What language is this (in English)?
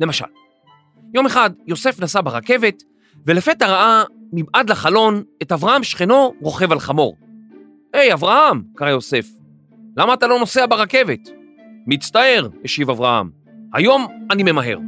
Hebrew